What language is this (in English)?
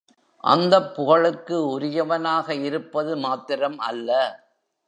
Tamil